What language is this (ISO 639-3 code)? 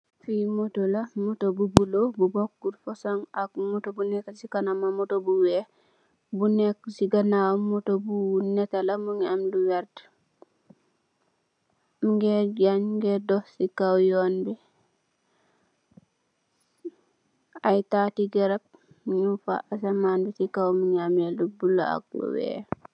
wol